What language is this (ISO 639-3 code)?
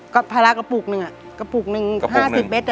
tha